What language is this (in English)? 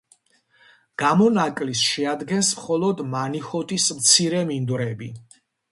Georgian